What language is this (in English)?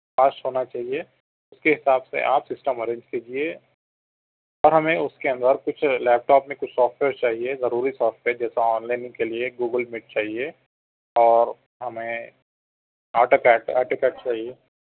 Urdu